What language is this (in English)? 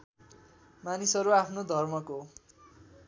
Nepali